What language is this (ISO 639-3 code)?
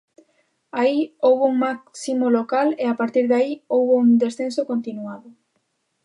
glg